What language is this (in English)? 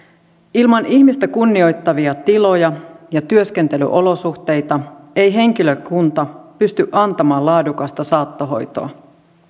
Finnish